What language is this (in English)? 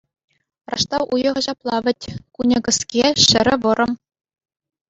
Chuvash